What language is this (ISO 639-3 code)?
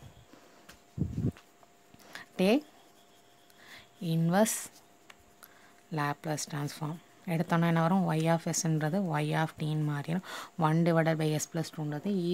hin